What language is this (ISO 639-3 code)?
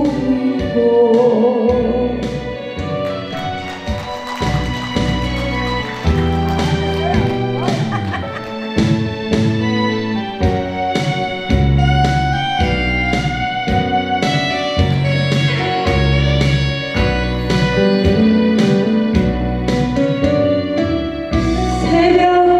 kor